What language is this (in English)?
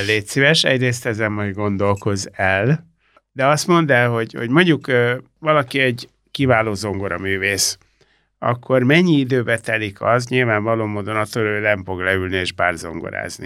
Hungarian